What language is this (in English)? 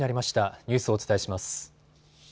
Japanese